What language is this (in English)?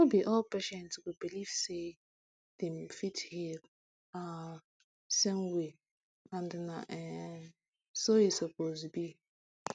Nigerian Pidgin